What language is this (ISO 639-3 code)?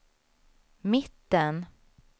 swe